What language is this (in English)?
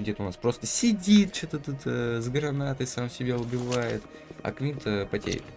Russian